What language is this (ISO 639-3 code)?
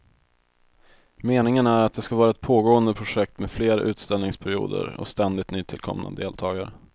swe